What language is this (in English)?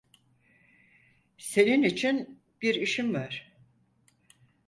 Turkish